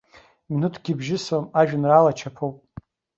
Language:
Abkhazian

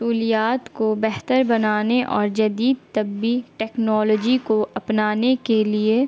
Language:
Urdu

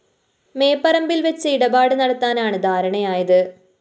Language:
Malayalam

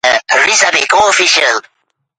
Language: Uzbek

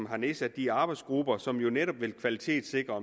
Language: Danish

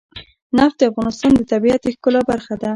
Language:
Pashto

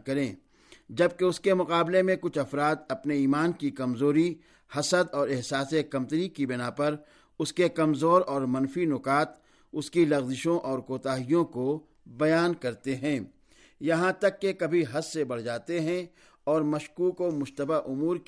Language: Urdu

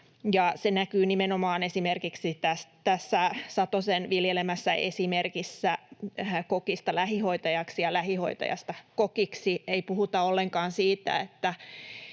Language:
Finnish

